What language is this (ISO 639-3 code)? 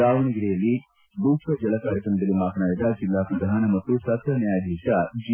kan